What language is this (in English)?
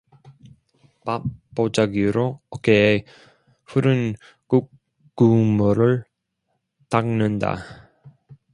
Korean